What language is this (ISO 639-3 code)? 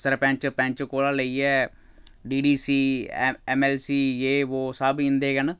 doi